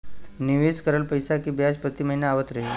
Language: Bhojpuri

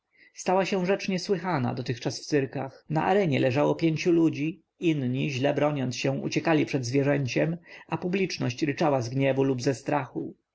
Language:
Polish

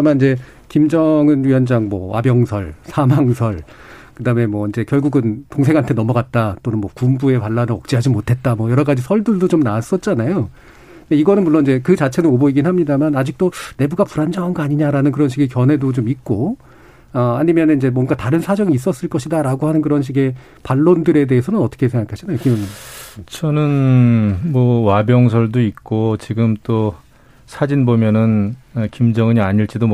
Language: Korean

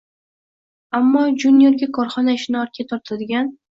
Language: Uzbek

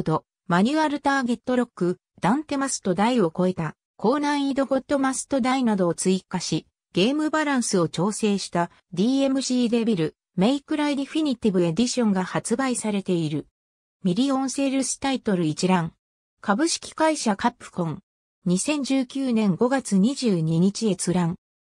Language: Japanese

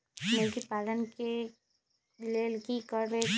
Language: Magahi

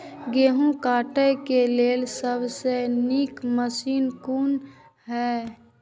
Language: Maithili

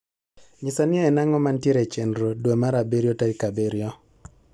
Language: Luo (Kenya and Tanzania)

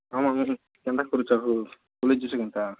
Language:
Odia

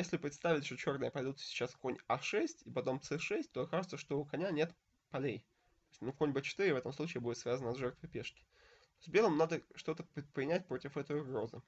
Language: Russian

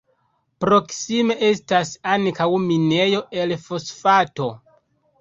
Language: Esperanto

